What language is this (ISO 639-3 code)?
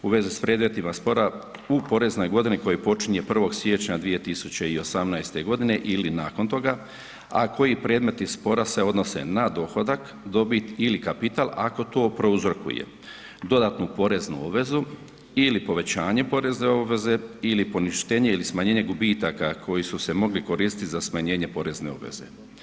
hrv